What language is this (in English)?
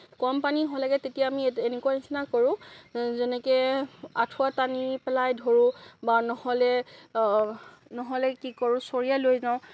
Assamese